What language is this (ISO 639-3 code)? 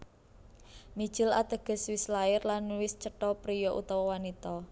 jav